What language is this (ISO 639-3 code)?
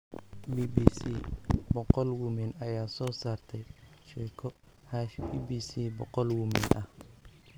som